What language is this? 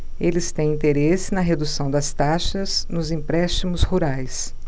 Portuguese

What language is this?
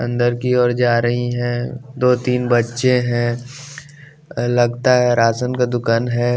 Hindi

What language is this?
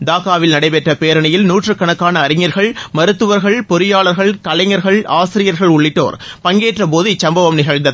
Tamil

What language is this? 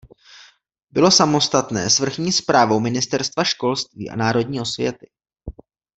Czech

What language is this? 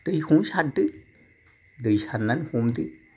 Bodo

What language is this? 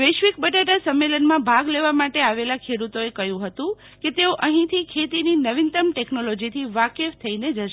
Gujarati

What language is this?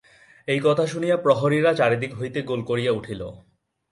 Bangla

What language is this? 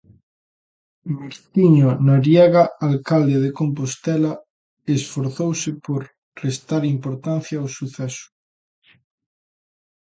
Galician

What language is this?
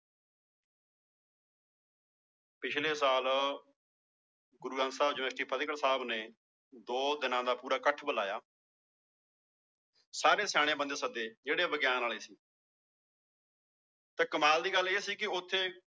Punjabi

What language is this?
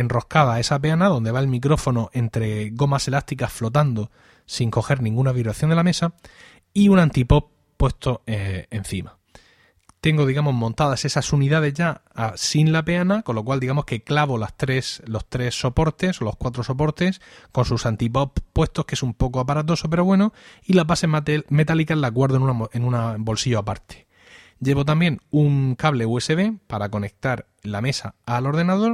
Spanish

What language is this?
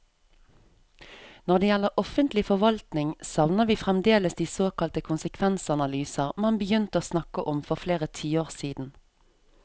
Norwegian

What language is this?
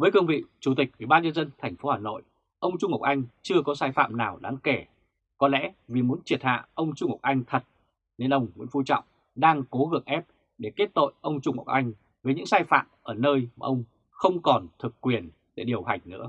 Vietnamese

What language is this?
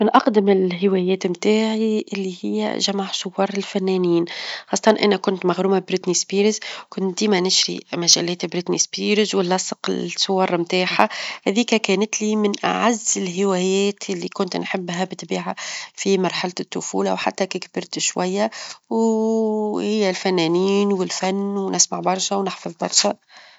Tunisian Arabic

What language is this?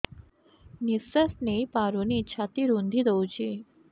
Odia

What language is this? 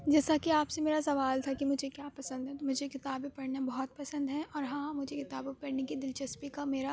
Urdu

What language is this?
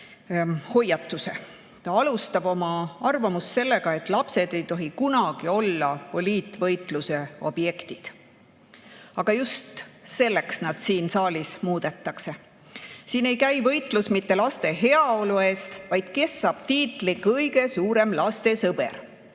Estonian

